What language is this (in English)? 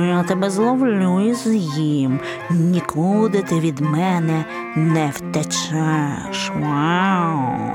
Ukrainian